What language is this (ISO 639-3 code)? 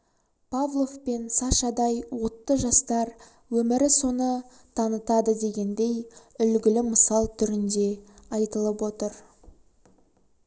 kaz